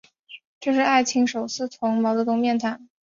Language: Chinese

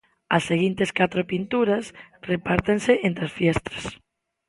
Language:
Galician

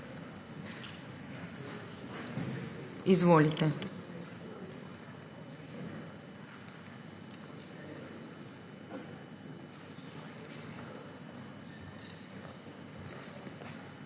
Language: Slovenian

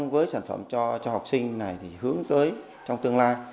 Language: Vietnamese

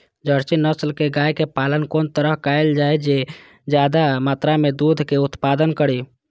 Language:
Maithili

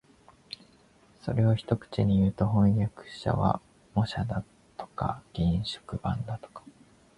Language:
Japanese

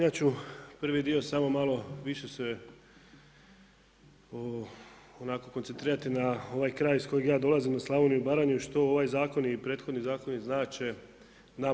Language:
Croatian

